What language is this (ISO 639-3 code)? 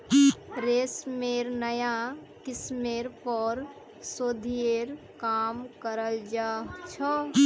mag